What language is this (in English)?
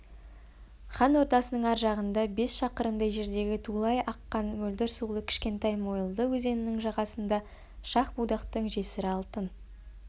Kazakh